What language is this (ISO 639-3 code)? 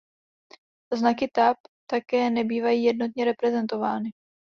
ces